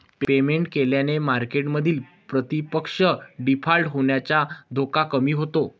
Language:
Marathi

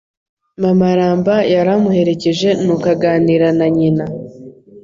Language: Kinyarwanda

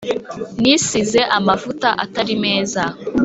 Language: Kinyarwanda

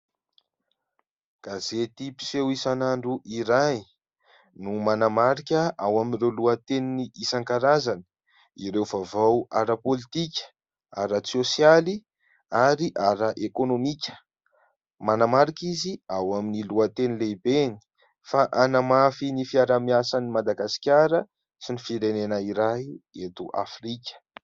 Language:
Malagasy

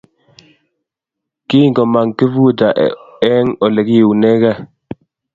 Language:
Kalenjin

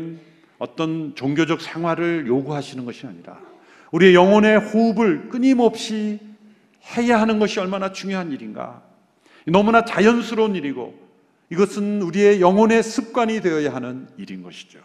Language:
Korean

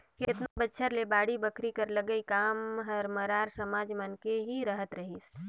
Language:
Chhattisgarhi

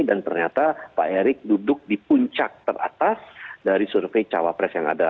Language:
Indonesian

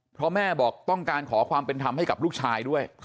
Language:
Thai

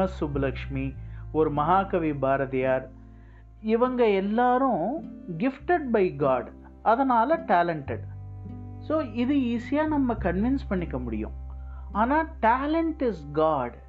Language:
Tamil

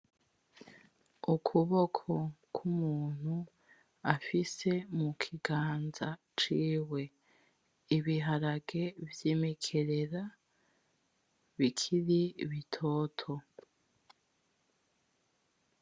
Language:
Rundi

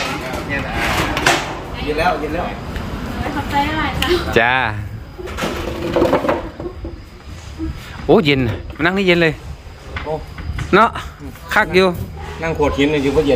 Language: Thai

